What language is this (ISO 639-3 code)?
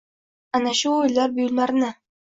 uzb